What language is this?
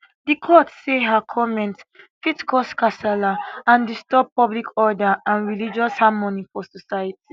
Nigerian Pidgin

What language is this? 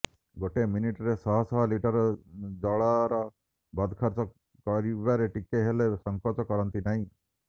Odia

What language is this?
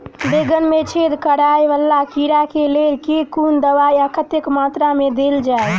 Maithili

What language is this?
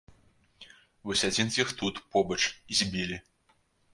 Belarusian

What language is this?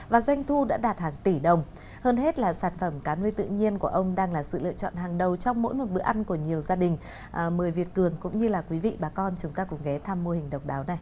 Vietnamese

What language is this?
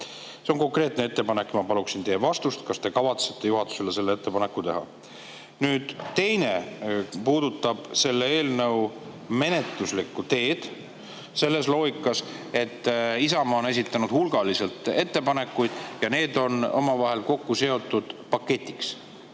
Estonian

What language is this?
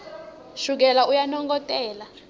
Swati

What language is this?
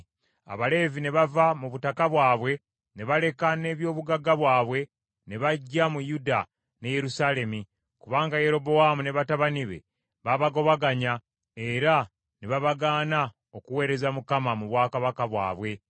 Ganda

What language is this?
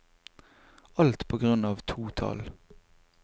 Norwegian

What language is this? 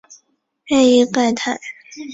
Chinese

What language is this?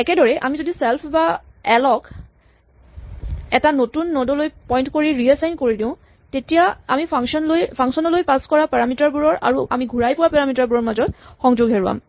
Assamese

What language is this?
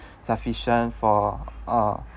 English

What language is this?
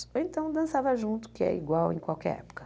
Portuguese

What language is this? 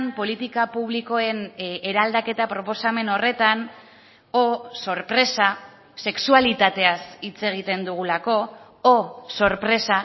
Basque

